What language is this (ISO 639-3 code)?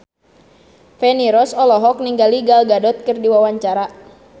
sun